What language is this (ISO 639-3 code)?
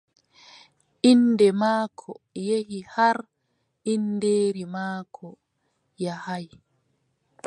fub